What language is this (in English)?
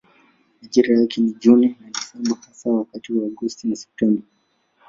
Swahili